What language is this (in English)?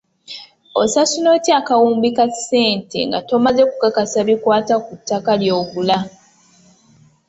Ganda